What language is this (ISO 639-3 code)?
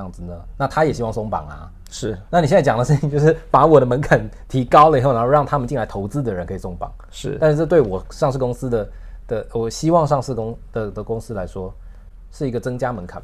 zho